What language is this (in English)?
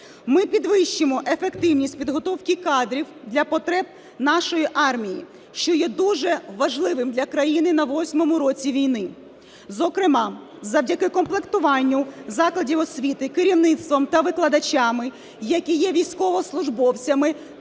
Ukrainian